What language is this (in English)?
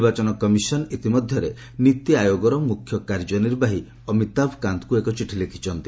Odia